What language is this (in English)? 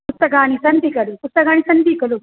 Sanskrit